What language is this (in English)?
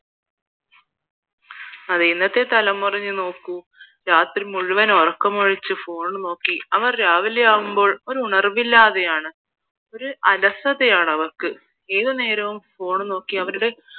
Malayalam